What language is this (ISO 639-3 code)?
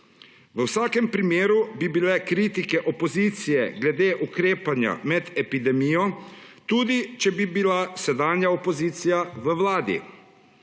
slv